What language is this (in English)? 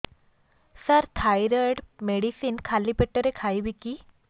Odia